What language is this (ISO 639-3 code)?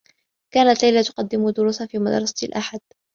ara